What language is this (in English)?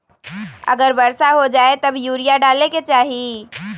Magahi